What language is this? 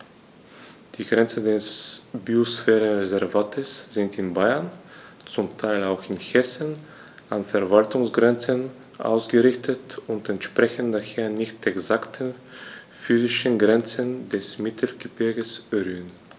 German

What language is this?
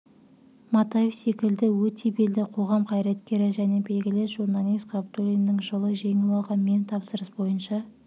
Kazakh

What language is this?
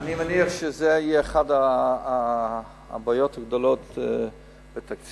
Hebrew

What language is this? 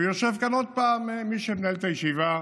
Hebrew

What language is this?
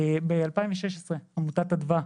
Hebrew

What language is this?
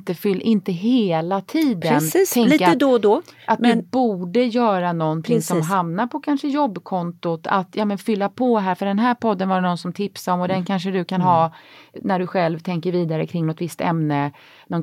Swedish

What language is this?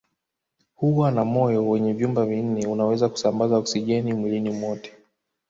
Swahili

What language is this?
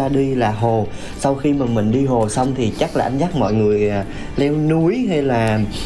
Vietnamese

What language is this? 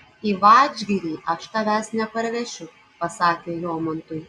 Lithuanian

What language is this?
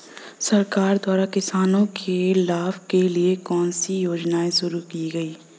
Hindi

